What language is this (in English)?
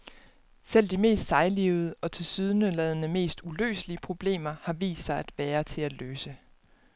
Danish